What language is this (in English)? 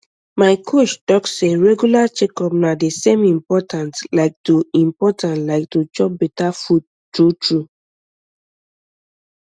Nigerian Pidgin